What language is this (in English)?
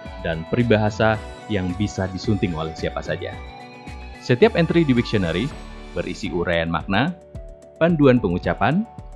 Indonesian